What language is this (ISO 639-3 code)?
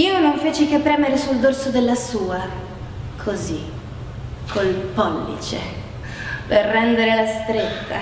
ita